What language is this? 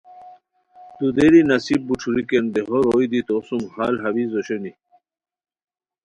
Khowar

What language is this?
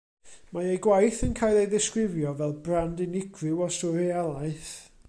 Welsh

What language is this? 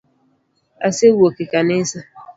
Luo (Kenya and Tanzania)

